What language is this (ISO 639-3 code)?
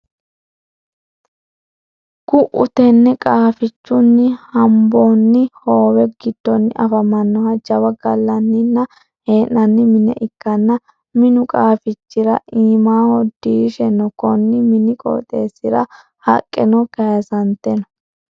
sid